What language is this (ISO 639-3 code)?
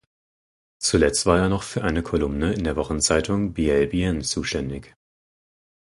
deu